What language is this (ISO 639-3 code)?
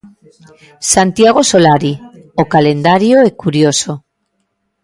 glg